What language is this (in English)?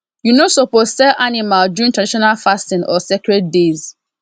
Nigerian Pidgin